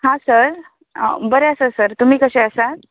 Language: Konkani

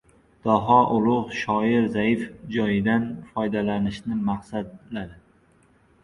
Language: Uzbek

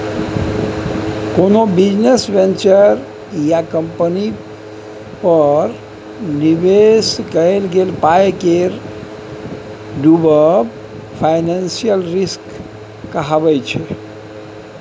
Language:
Maithili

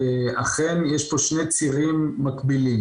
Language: Hebrew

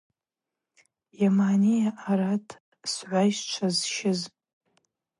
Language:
Abaza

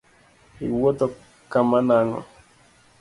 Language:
Luo (Kenya and Tanzania)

